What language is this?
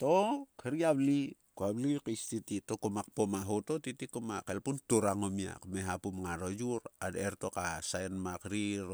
Sulka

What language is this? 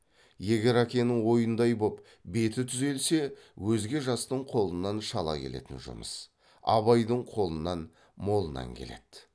Kazakh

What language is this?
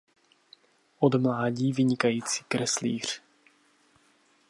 Czech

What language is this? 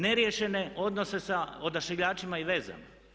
Croatian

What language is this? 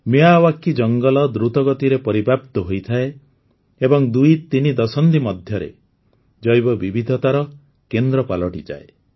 Odia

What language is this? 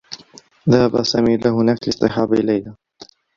Arabic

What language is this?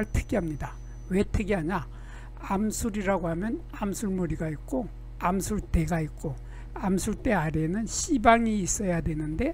Korean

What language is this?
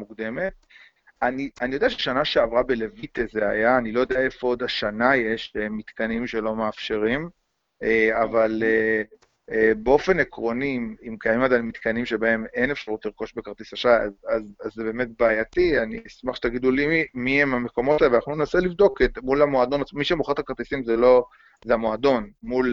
Hebrew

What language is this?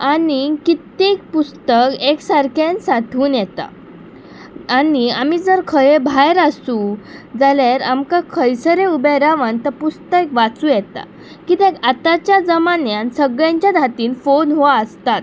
Konkani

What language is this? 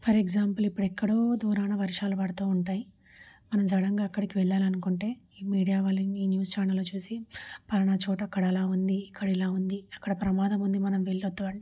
Telugu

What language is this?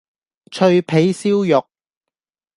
Cantonese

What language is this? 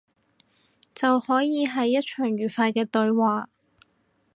Cantonese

